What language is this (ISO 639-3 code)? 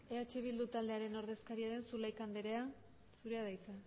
eus